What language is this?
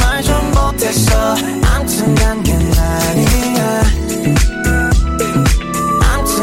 Korean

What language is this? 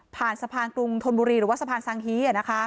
Thai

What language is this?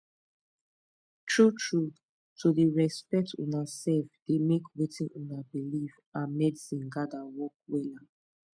Nigerian Pidgin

